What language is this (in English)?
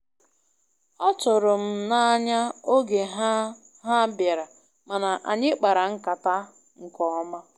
Igbo